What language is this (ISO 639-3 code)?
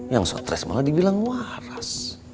ind